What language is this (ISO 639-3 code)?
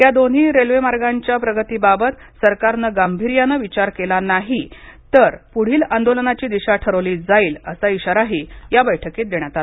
mar